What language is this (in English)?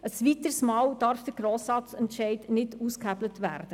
Swiss German